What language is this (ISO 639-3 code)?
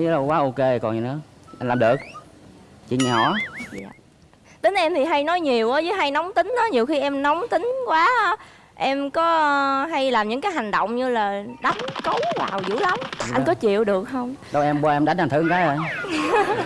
vie